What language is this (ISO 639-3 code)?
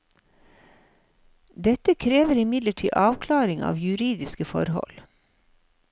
nor